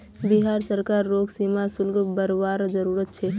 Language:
Magahi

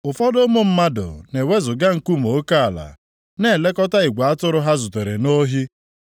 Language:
Igbo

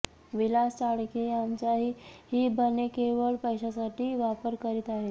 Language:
Marathi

